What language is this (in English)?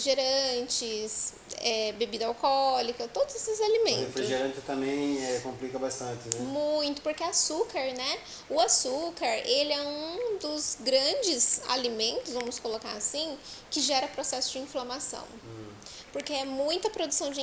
Portuguese